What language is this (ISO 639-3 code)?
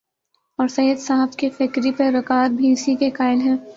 urd